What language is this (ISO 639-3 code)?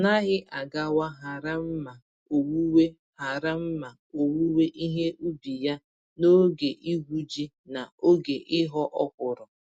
ibo